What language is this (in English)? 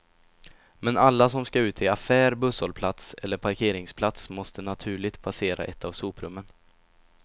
Swedish